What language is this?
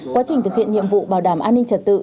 Vietnamese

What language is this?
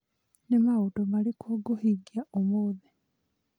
Kikuyu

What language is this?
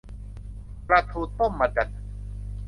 Thai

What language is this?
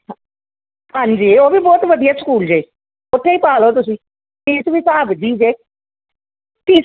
Punjabi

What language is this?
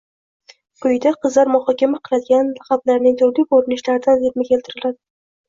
Uzbek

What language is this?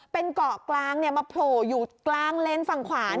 Thai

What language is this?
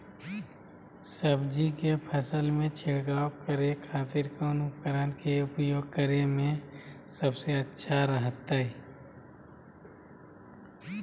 Magahi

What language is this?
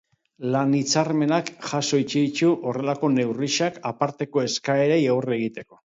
Basque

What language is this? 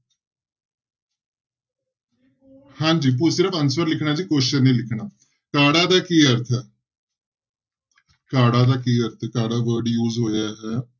Punjabi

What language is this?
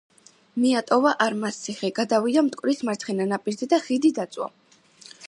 Georgian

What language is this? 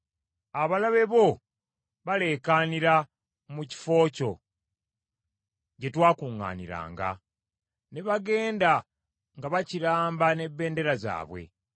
Ganda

